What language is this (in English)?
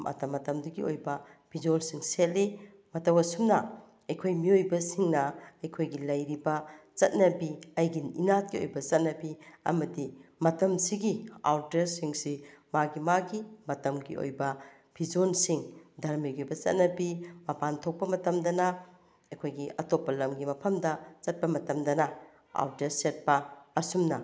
Manipuri